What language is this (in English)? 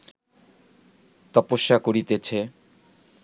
Bangla